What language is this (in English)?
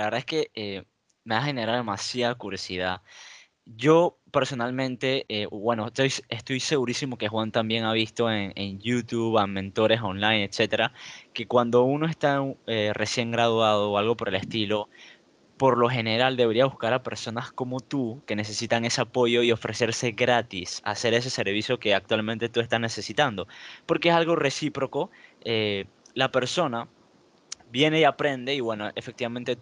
Spanish